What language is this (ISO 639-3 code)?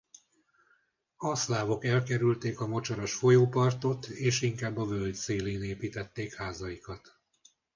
hun